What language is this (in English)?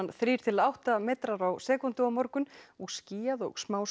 Icelandic